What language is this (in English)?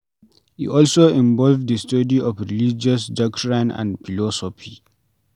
Nigerian Pidgin